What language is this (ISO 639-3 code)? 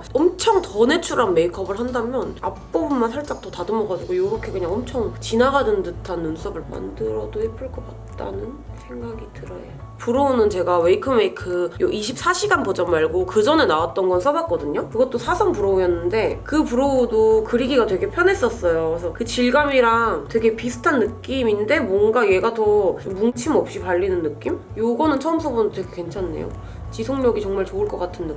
kor